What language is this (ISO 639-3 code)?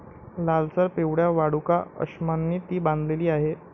mar